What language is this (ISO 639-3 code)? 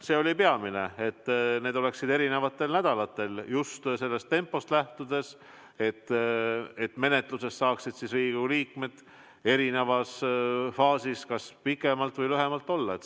est